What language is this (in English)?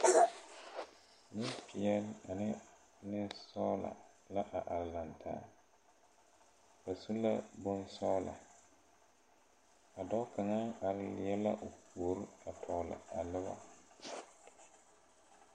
Southern Dagaare